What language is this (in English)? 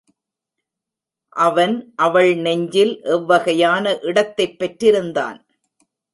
Tamil